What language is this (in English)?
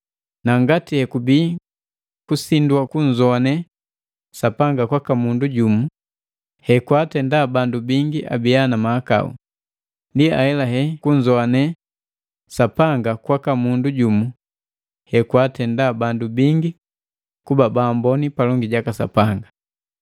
Matengo